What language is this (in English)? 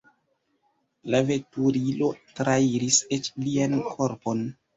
Esperanto